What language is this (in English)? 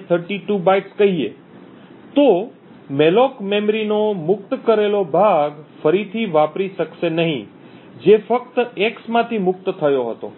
Gujarati